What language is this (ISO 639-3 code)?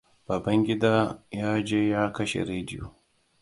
hau